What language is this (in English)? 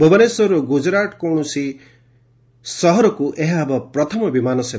Odia